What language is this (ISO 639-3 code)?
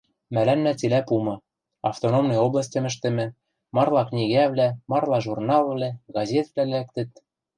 mrj